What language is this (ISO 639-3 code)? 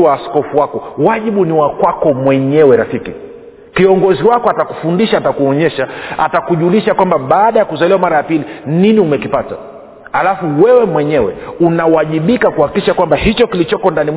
swa